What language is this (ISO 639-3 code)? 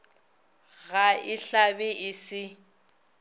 nso